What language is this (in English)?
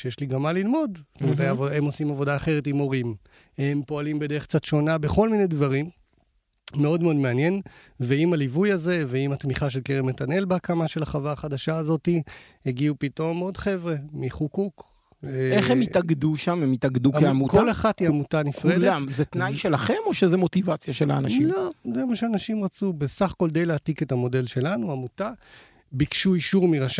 Hebrew